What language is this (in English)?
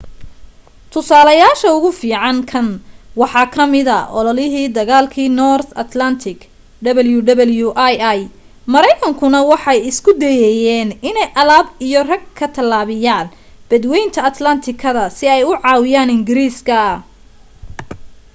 Somali